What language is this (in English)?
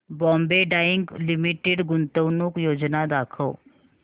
Marathi